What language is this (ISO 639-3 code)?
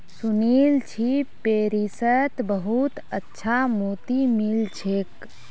mag